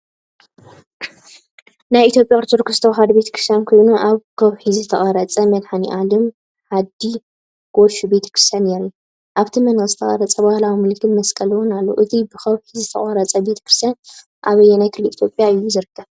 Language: Tigrinya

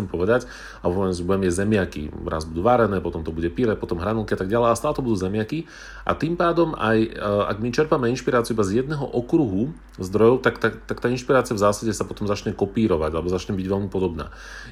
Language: Slovak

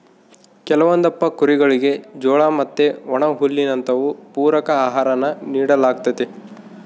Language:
Kannada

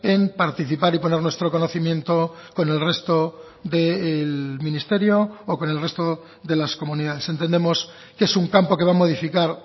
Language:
Spanish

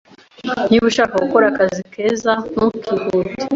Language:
Kinyarwanda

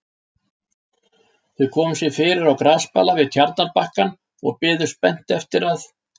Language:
Icelandic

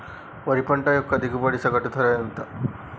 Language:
Telugu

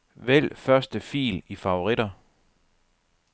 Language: Danish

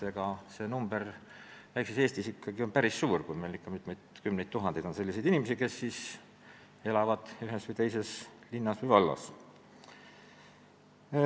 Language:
Estonian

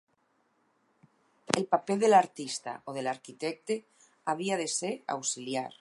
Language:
Catalan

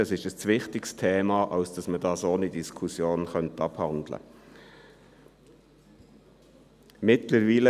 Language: Swiss German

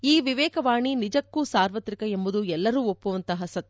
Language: Kannada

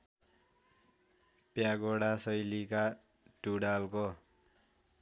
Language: Nepali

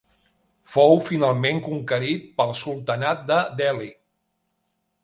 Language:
Catalan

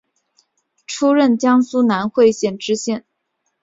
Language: Chinese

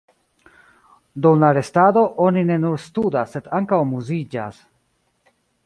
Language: Esperanto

